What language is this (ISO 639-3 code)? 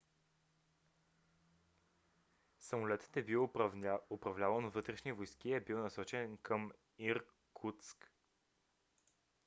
bul